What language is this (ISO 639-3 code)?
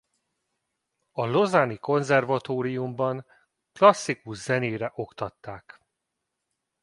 hun